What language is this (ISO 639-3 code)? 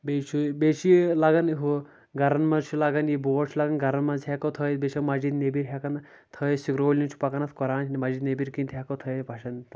kas